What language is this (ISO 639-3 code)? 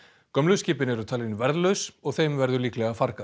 isl